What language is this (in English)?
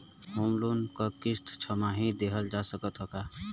Bhojpuri